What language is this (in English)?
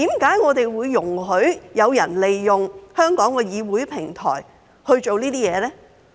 Cantonese